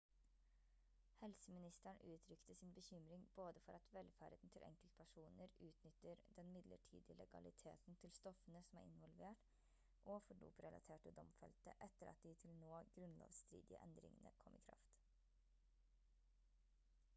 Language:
Norwegian Bokmål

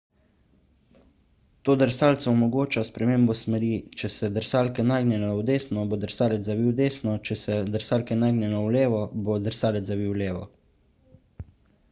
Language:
Slovenian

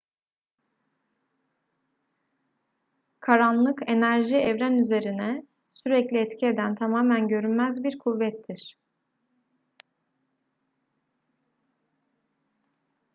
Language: Turkish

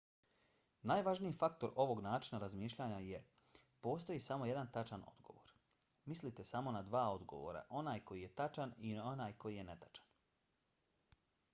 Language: Bosnian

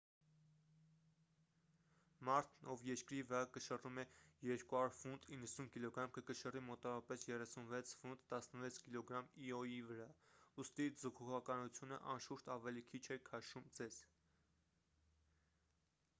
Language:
Armenian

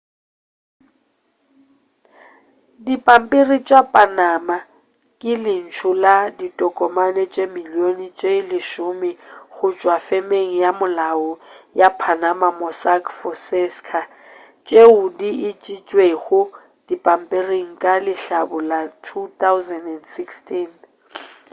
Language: Northern Sotho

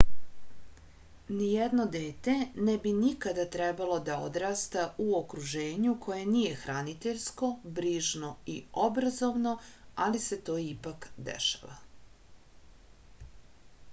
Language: Serbian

